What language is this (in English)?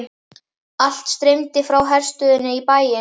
Icelandic